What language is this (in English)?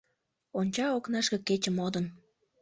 Mari